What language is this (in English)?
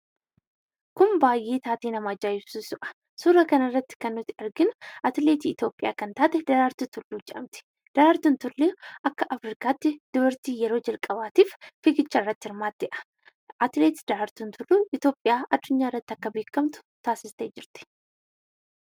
Oromo